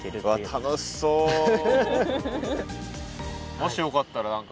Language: Japanese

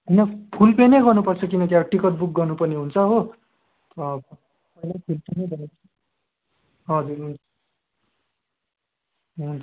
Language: Nepali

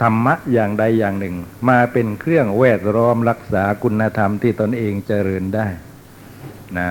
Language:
Thai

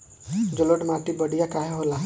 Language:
Bhojpuri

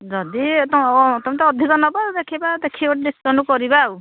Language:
Odia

